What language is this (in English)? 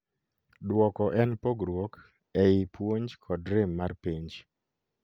Luo (Kenya and Tanzania)